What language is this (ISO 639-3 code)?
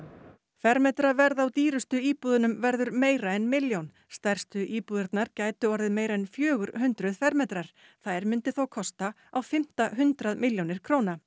isl